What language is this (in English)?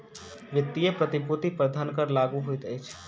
Maithili